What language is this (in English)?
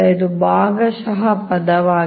Kannada